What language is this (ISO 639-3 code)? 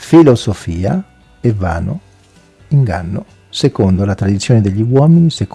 ita